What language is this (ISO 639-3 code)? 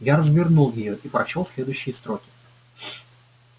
rus